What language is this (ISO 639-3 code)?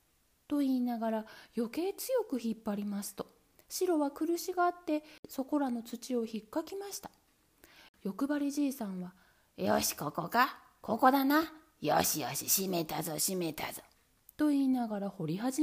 jpn